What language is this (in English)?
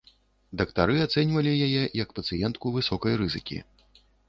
Belarusian